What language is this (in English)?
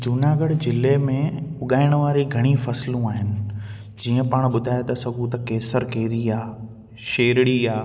Sindhi